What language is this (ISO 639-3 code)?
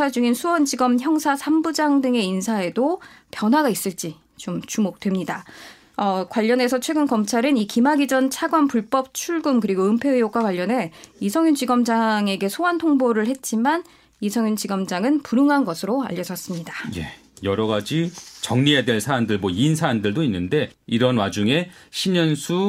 kor